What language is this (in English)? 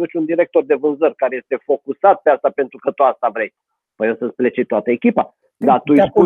Romanian